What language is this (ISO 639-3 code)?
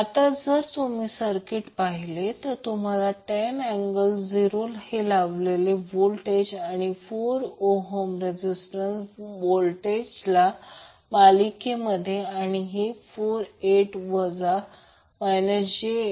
mar